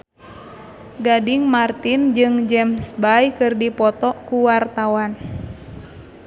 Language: Sundanese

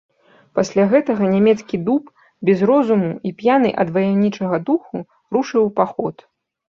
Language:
Belarusian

